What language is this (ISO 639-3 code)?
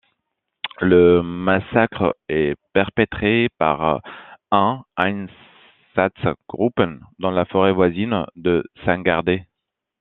fra